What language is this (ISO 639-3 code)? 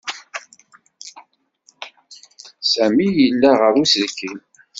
kab